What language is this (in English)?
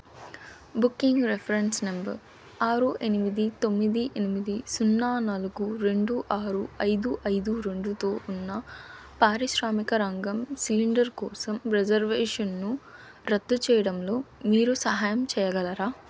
Telugu